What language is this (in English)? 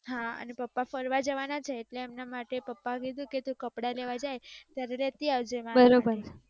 Gujarati